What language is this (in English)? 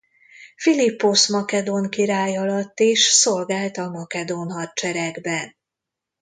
Hungarian